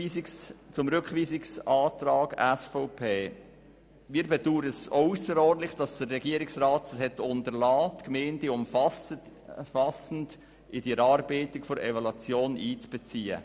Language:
Swiss German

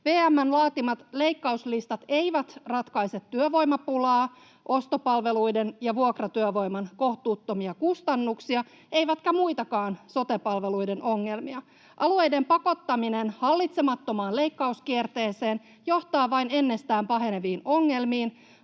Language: Finnish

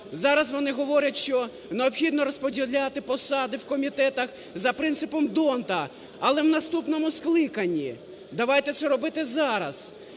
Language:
Ukrainian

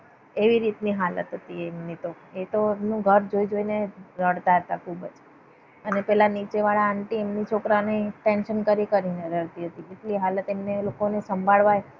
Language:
Gujarati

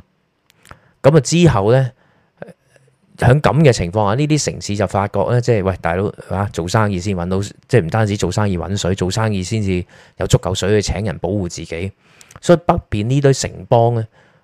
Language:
Chinese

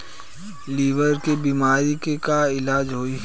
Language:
Bhojpuri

